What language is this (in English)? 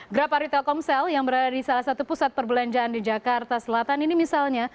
Indonesian